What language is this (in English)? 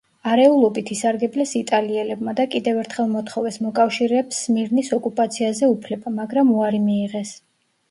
Georgian